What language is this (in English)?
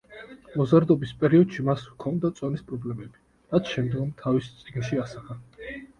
Georgian